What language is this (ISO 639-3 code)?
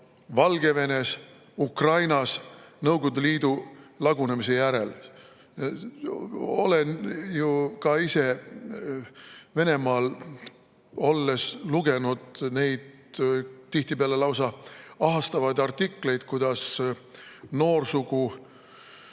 est